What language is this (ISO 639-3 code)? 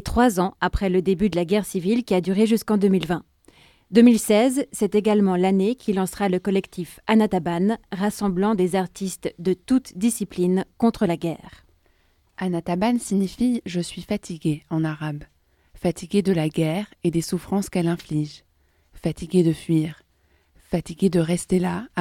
fra